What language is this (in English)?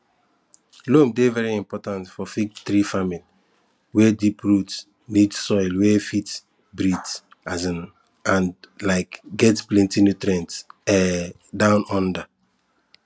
Nigerian Pidgin